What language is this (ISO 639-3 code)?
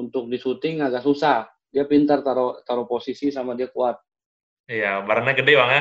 ind